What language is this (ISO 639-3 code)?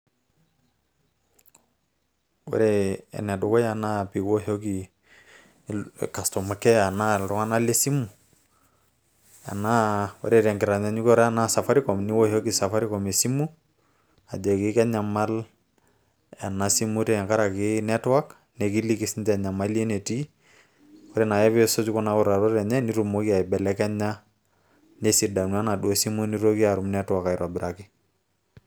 mas